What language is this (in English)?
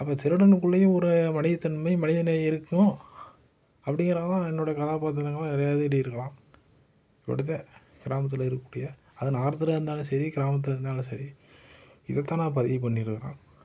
Tamil